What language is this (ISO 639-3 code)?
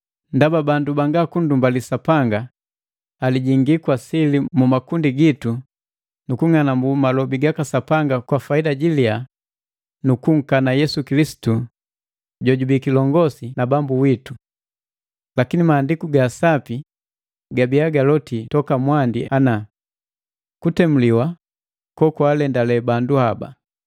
mgv